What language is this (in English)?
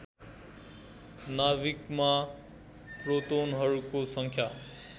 Nepali